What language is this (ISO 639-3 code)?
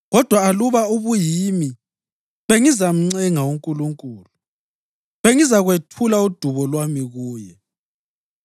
nde